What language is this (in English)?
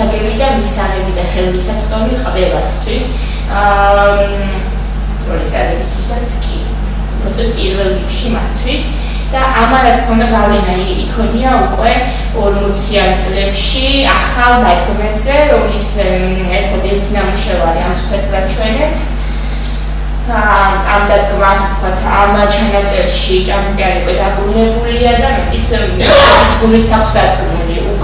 Romanian